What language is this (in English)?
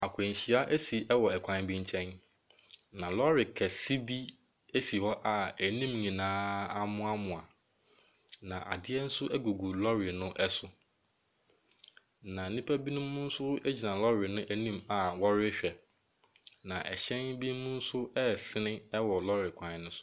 Akan